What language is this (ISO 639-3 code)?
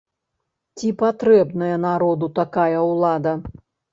bel